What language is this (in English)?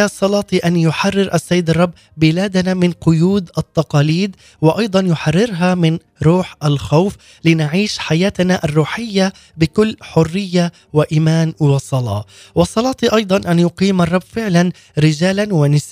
Arabic